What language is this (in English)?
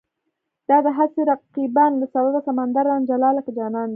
Pashto